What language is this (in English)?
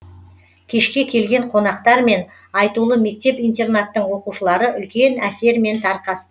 Kazakh